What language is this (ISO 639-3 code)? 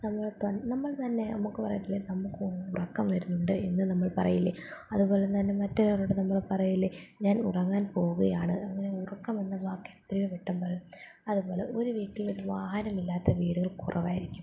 mal